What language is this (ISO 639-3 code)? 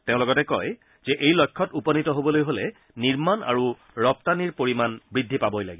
asm